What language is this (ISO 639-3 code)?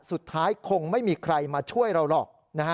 tha